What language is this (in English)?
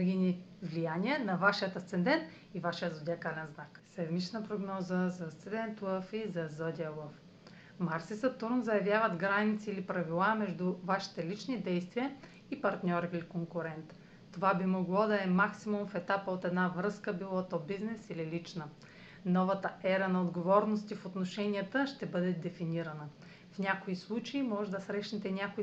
Bulgarian